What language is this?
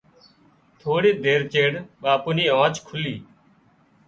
Wadiyara Koli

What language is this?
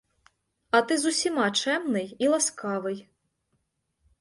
Ukrainian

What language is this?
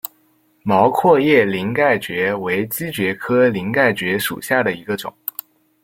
Chinese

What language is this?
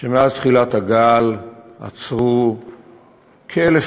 Hebrew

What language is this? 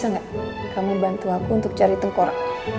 Indonesian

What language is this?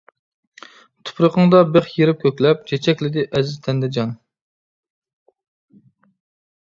Uyghur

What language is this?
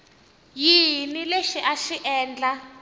Tsonga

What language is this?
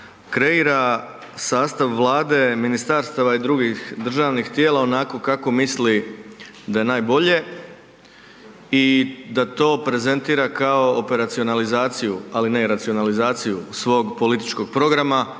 Croatian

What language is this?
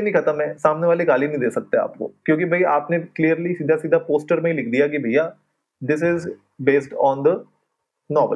Hindi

